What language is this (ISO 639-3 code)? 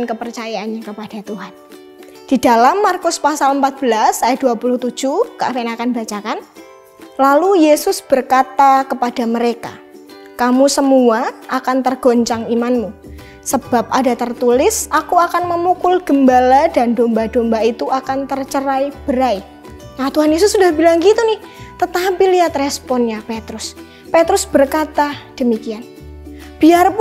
ind